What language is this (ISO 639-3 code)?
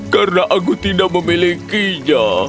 ind